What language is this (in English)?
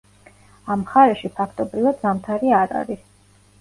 Georgian